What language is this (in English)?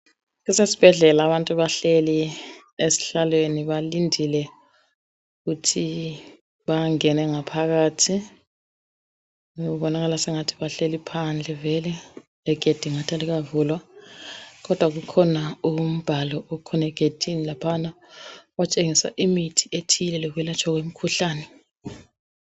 North Ndebele